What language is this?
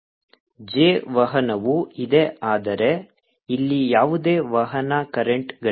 Kannada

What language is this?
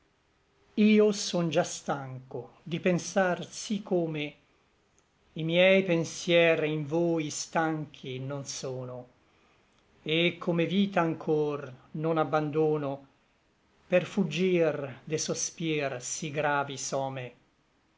Italian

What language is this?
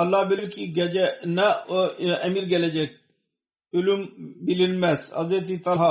Turkish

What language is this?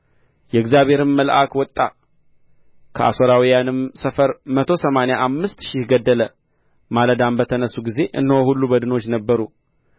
Amharic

